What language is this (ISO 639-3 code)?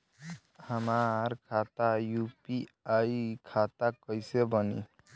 bho